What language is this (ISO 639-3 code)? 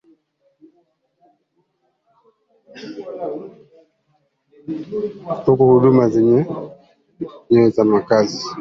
swa